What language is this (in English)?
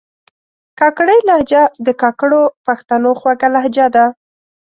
Pashto